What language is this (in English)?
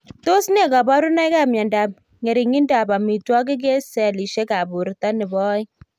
Kalenjin